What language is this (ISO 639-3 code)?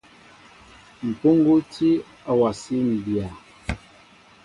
mbo